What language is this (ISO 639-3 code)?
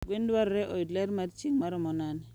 luo